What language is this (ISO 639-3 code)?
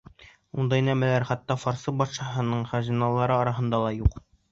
bak